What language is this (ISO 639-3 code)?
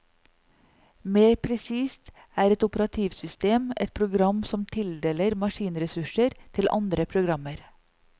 nor